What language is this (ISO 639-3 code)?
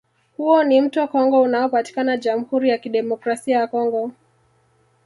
swa